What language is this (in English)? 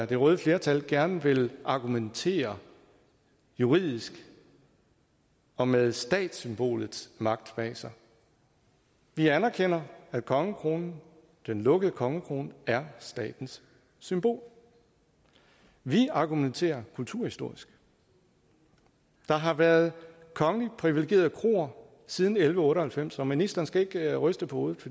Danish